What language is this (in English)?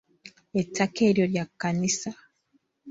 Ganda